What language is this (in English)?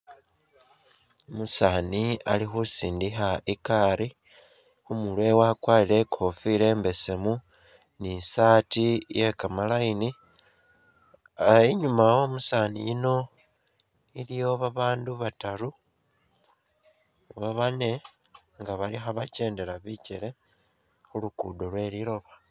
Masaaba